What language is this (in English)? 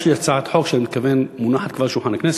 Hebrew